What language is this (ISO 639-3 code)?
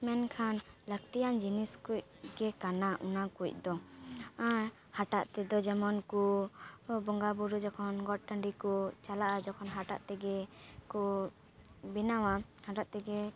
sat